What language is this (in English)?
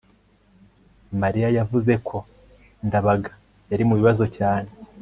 Kinyarwanda